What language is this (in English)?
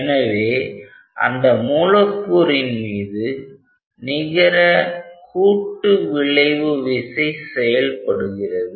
Tamil